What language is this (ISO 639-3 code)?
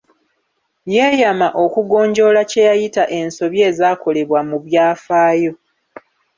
lug